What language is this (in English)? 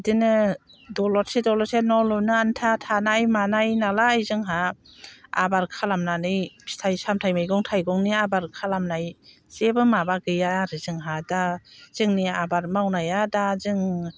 Bodo